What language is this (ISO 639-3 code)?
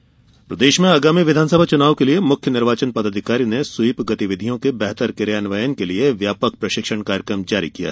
hin